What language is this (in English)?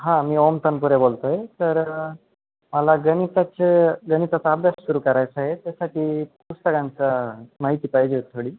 Marathi